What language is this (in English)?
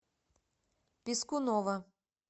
Russian